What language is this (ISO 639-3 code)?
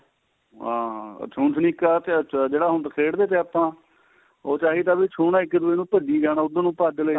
pan